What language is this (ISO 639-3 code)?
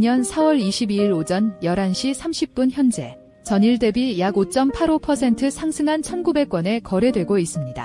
kor